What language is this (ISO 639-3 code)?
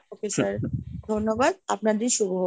ben